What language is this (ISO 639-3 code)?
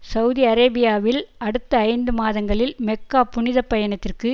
tam